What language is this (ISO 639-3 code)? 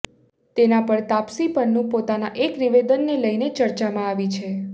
guj